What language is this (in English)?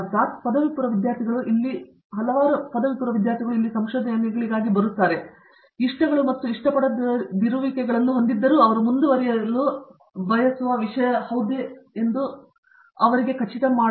Kannada